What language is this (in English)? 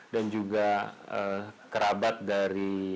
Indonesian